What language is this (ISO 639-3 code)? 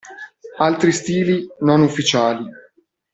ita